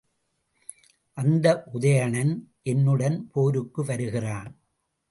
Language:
Tamil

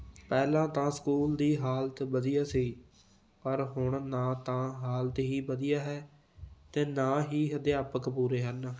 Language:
Punjabi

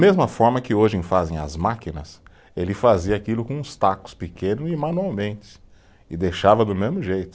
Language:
Portuguese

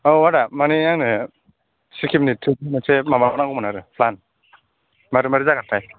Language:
Bodo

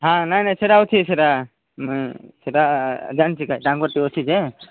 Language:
Odia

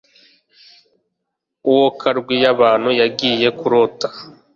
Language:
Kinyarwanda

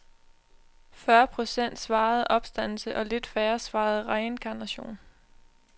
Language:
Danish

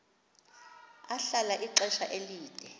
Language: Xhosa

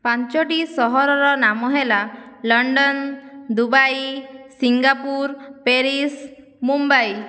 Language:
Odia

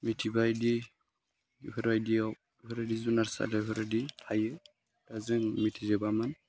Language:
Bodo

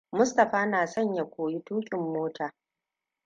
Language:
Hausa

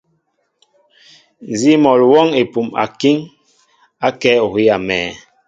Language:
Mbo (Cameroon)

